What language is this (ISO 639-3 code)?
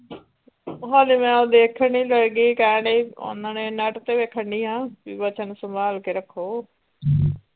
pan